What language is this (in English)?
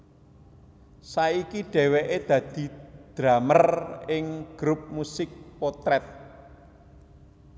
Javanese